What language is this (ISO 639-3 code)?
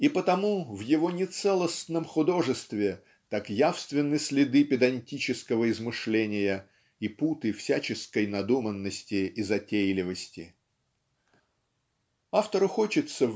rus